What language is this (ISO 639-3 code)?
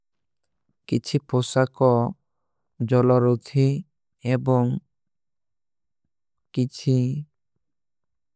uki